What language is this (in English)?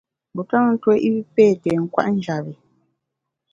Bamun